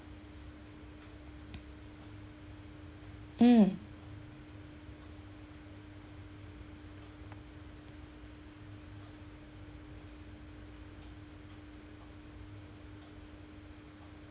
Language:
English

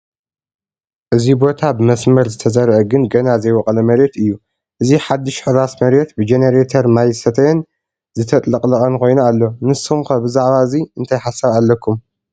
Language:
Tigrinya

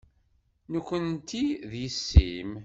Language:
Kabyle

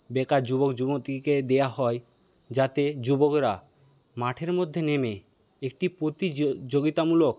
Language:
Bangla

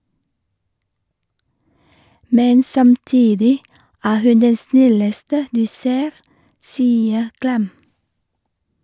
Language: Norwegian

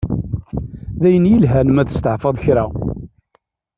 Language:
Kabyle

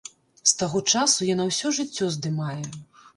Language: Belarusian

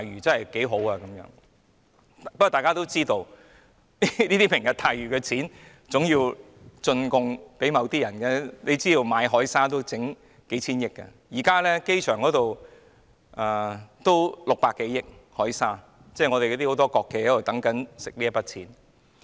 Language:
Cantonese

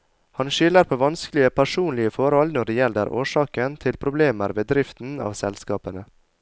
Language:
Norwegian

